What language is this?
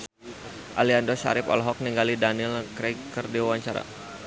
Sundanese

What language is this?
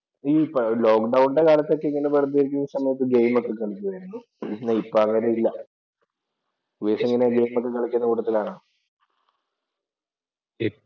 Malayalam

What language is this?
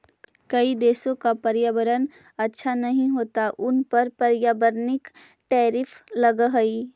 Magahi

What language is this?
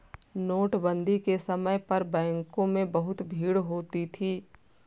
Hindi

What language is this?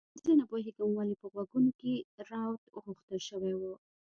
Pashto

